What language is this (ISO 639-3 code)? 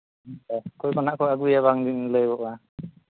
sat